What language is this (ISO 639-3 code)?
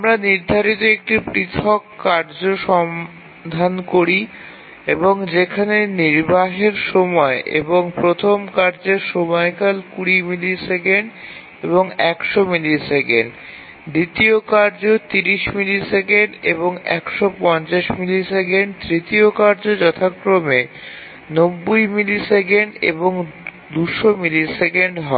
ben